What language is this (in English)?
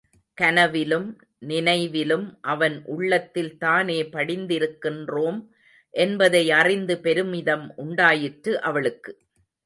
Tamil